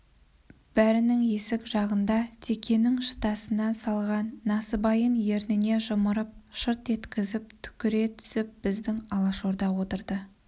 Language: Kazakh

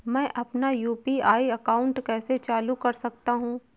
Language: Hindi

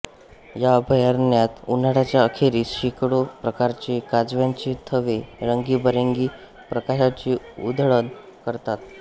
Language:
Marathi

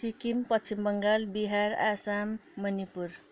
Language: Nepali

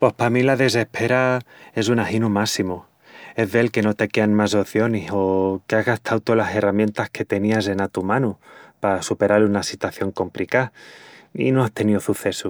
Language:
Extremaduran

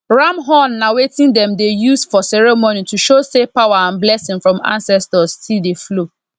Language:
Nigerian Pidgin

